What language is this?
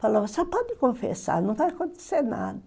Portuguese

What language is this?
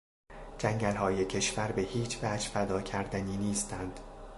Persian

